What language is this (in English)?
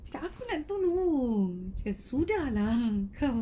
English